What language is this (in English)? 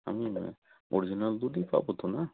Bangla